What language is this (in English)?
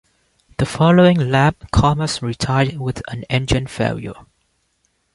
English